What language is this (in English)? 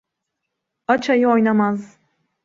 Turkish